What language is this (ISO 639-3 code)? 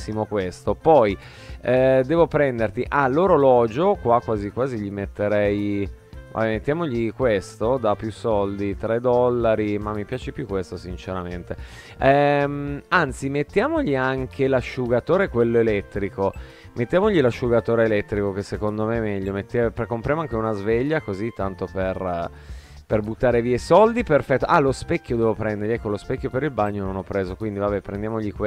ita